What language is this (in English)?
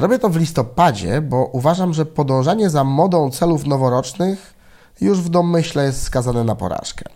Polish